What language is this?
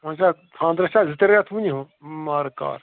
Kashmiri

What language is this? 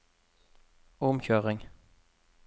Norwegian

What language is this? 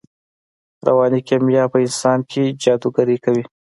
Pashto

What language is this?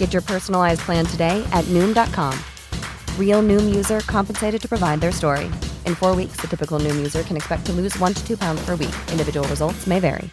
Filipino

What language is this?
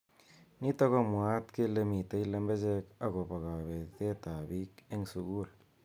Kalenjin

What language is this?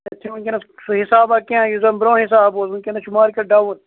Kashmiri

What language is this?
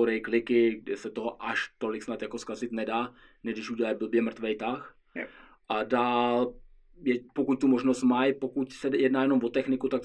Czech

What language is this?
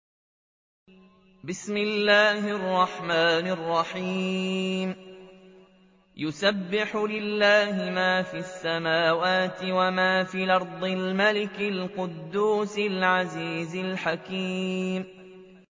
Arabic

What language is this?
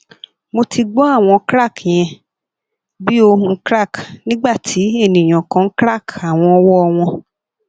Yoruba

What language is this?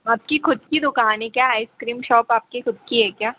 Hindi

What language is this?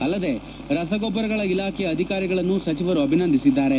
Kannada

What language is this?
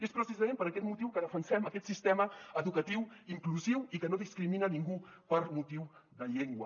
Catalan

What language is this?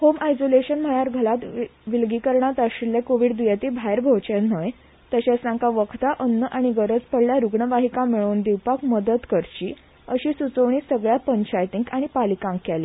Konkani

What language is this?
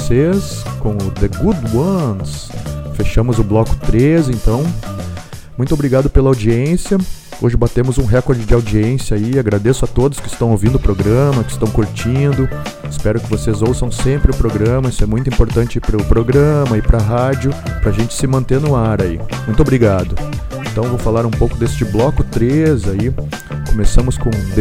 Portuguese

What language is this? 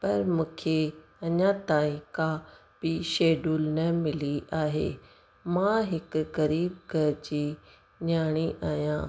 Sindhi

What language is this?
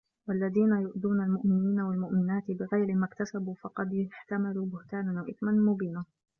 Arabic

